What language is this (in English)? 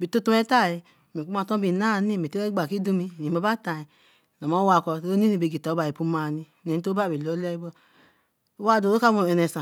Eleme